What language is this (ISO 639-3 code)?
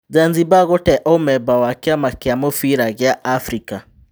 kik